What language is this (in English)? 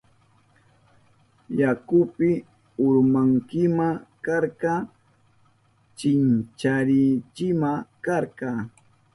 Southern Pastaza Quechua